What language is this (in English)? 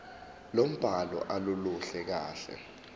Zulu